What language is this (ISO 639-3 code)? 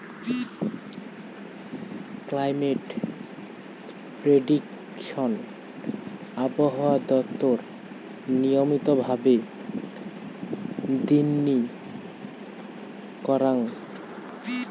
ben